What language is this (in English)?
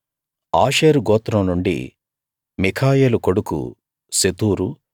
Telugu